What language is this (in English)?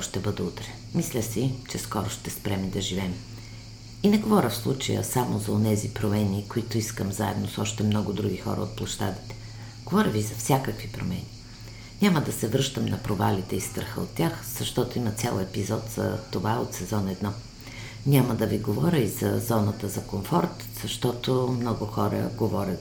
Bulgarian